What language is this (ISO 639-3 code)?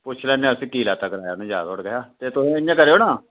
doi